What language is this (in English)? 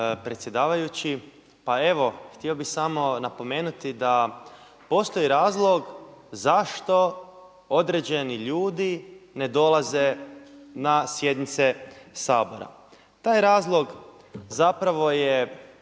Croatian